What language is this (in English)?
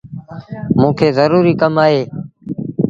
Sindhi Bhil